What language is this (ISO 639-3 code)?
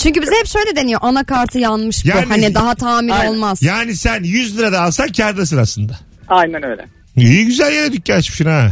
tur